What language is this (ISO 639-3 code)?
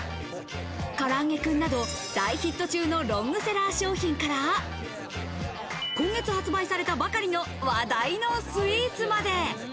jpn